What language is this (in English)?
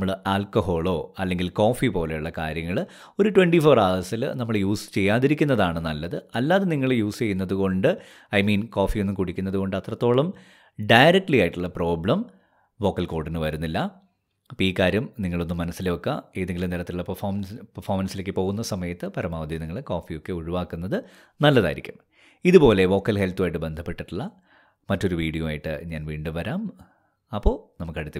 Malayalam